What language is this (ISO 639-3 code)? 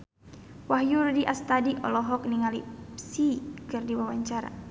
sun